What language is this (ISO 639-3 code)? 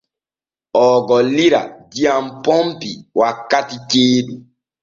fue